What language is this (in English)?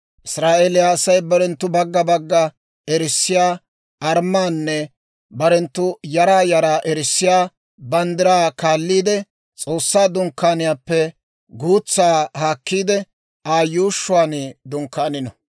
Dawro